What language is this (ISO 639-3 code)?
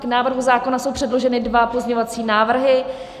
ces